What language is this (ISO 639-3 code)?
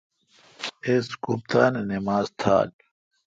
xka